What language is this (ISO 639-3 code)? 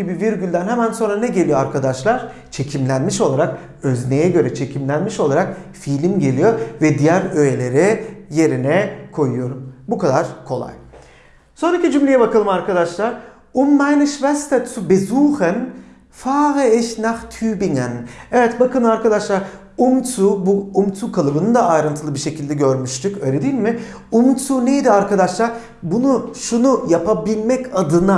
tur